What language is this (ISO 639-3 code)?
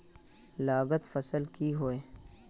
mag